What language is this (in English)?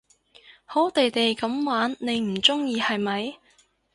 Cantonese